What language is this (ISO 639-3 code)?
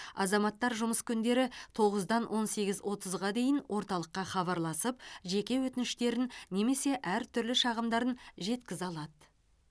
kaz